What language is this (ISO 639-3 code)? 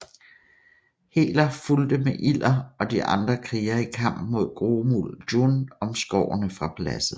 dan